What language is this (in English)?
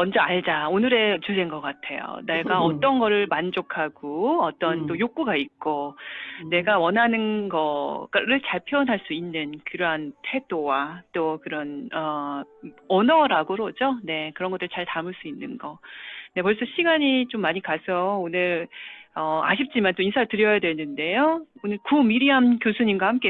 Korean